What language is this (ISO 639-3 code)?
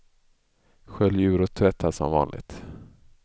swe